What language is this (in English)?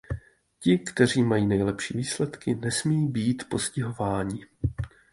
Czech